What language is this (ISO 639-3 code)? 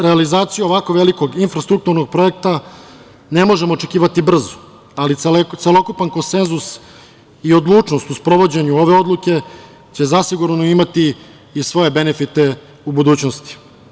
srp